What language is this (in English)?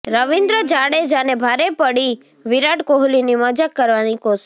Gujarati